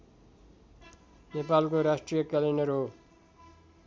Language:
Nepali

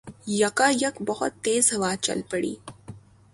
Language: Urdu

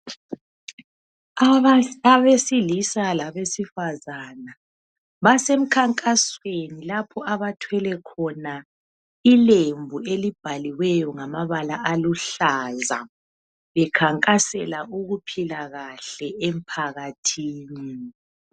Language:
North Ndebele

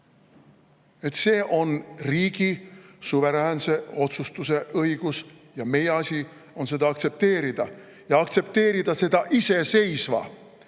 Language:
Estonian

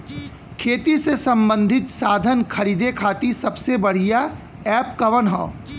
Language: Bhojpuri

